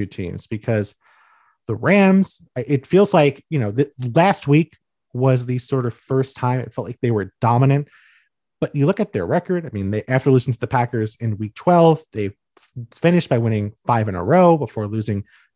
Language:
English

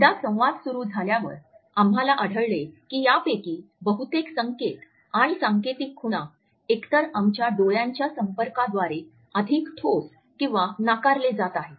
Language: Marathi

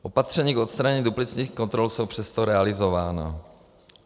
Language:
Czech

